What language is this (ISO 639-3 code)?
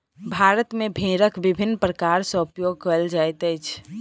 mai